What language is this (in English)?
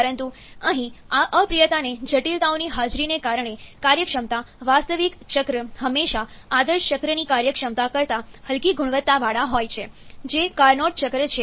Gujarati